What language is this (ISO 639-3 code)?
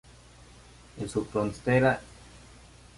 spa